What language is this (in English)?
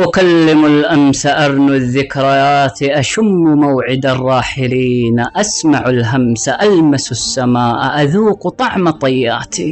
Arabic